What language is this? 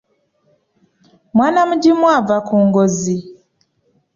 Ganda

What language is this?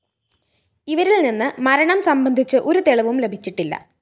Malayalam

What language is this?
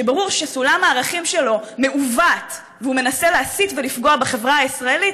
Hebrew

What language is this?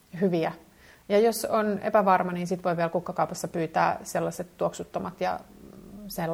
Finnish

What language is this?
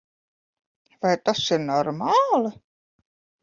Latvian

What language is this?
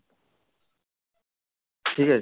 Bangla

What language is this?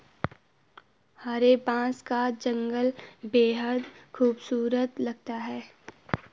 Hindi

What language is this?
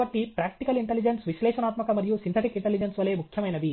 Telugu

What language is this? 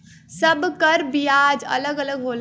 Bhojpuri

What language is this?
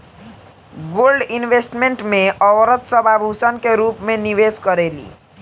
Bhojpuri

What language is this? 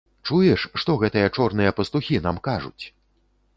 Belarusian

